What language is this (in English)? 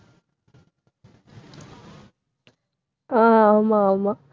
Tamil